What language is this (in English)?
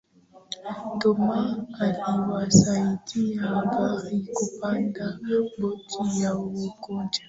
Swahili